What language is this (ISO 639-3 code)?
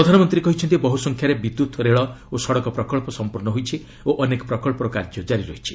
ori